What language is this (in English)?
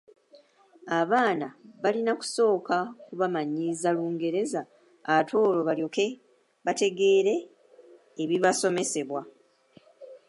Ganda